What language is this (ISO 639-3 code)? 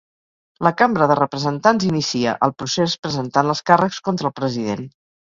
cat